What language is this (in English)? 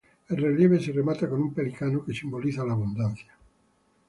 Spanish